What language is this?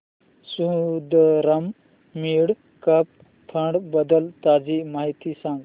Marathi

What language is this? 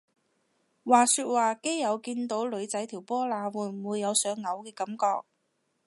Cantonese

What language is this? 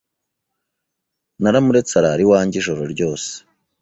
Kinyarwanda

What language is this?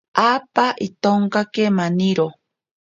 Ashéninka Perené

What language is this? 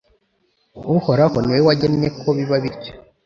Kinyarwanda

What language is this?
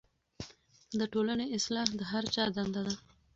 Pashto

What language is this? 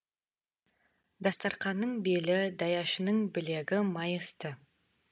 Kazakh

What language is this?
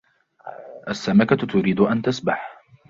Arabic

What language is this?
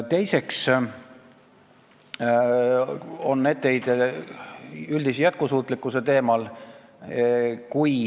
Estonian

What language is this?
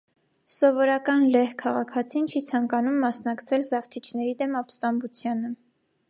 Armenian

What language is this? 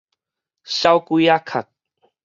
Min Nan Chinese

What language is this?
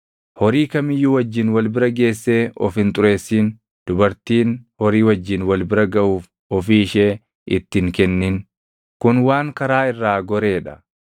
Oromo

